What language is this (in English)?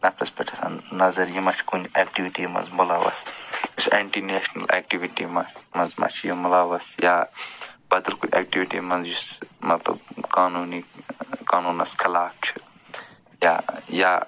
Kashmiri